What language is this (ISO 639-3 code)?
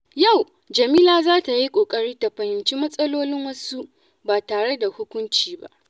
hau